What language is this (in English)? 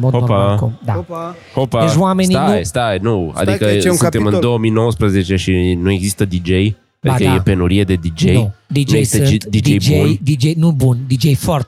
Romanian